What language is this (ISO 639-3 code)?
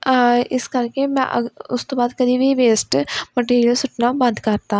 pan